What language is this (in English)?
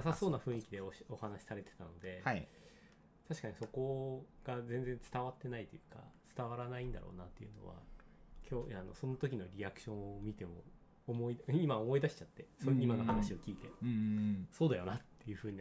Japanese